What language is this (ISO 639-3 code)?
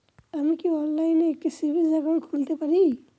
ben